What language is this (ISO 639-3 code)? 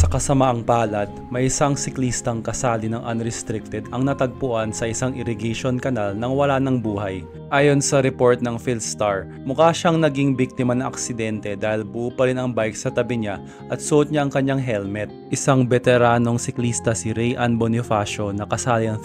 fil